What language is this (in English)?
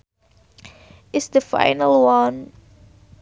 Sundanese